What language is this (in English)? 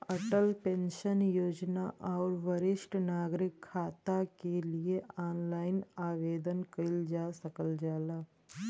Bhojpuri